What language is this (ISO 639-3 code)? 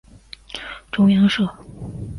zho